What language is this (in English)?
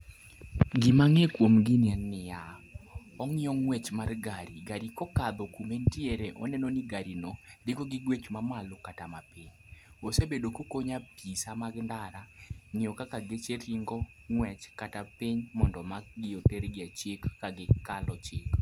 Luo (Kenya and Tanzania)